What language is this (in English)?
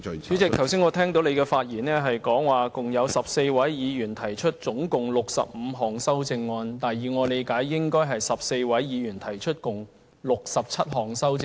Cantonese